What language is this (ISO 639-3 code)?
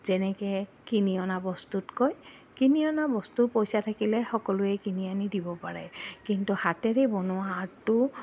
asm